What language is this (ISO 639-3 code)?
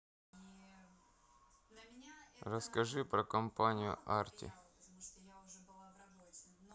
rus